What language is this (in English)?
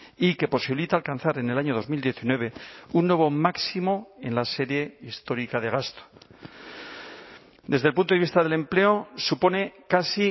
Spanish